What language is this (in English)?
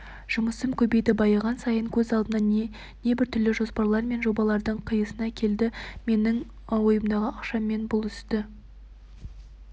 Kazakh